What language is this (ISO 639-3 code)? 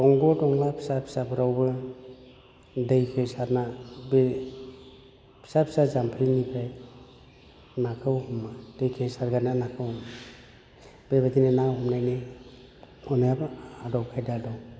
brx